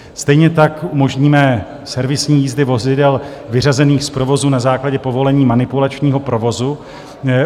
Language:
Czech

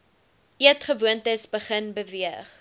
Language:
Afrikaans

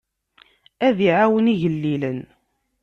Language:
Kabyle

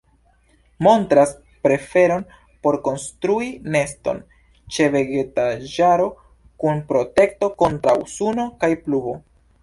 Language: Esperanto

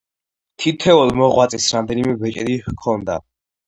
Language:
Georgian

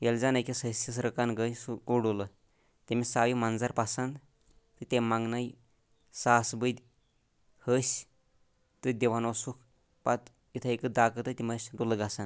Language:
Kashmiri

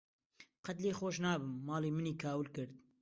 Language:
Central Kurdish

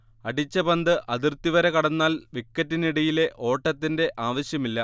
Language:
Malayalam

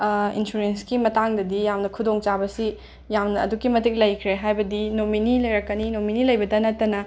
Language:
Manipuri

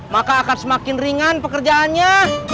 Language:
Indonesian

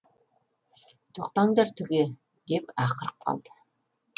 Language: Kazakh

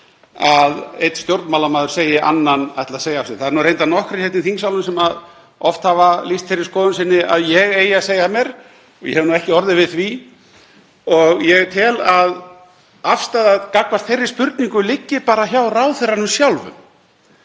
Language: Icelandic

